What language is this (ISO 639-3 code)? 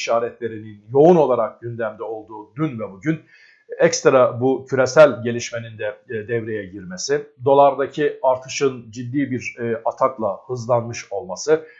tur